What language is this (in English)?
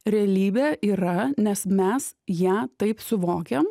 Lithuanian